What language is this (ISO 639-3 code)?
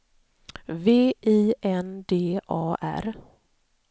swe